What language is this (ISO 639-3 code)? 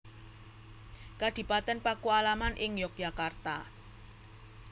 jav